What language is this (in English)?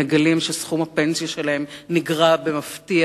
Hebrew